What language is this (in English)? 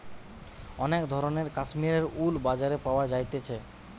Bangla